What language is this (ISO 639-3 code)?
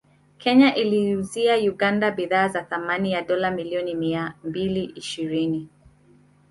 swa